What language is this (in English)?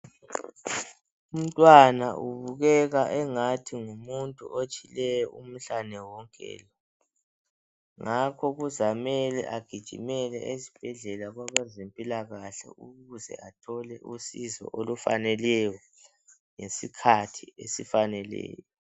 North Ndebele